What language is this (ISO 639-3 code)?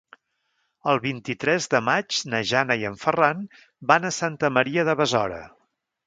cat